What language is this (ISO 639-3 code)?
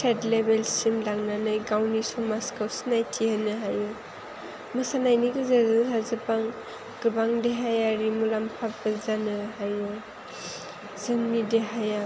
brx